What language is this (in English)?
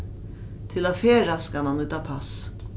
Faroese